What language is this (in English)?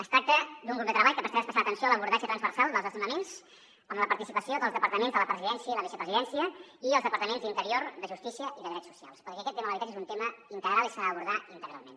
Catalan